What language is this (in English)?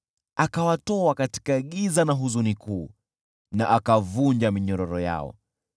Swahili